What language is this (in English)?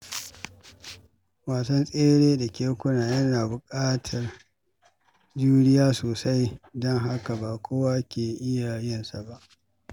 Hausa